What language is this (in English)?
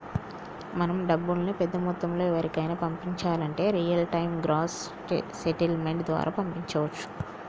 Telugu